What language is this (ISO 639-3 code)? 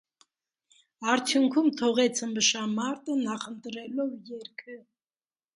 hye